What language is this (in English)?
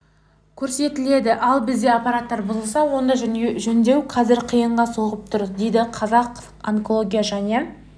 Kazakh